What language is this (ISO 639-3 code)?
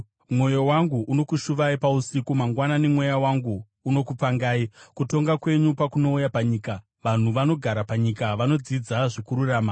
sna